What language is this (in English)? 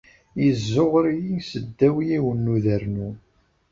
Kabyle